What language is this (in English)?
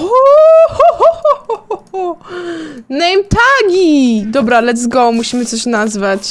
Polish